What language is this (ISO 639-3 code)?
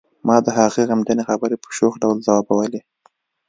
pus